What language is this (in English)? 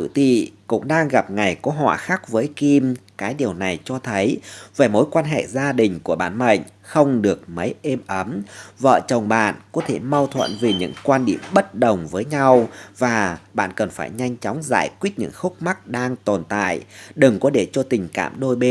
Vietnamese